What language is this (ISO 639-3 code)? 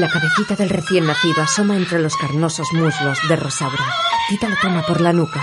spa